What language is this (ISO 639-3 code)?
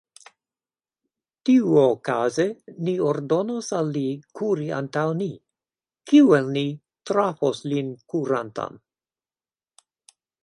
epo